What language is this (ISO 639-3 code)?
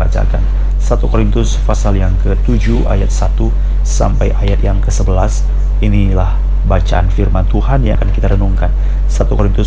ind